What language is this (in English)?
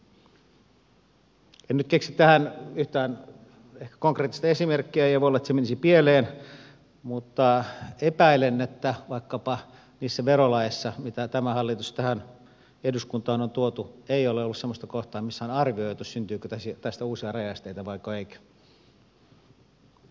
Finnish